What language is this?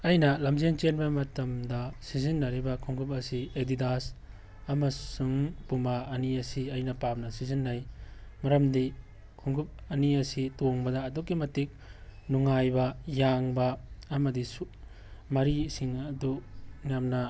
Manipuri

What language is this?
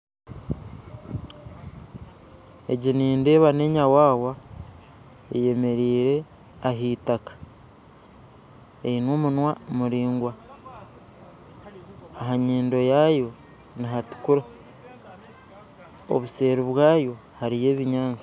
Nyankole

